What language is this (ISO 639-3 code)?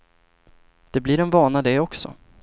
swe